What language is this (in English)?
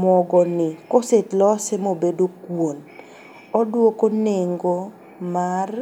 Luo (Kenya and Tanzania)